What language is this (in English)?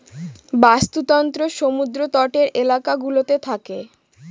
Bangla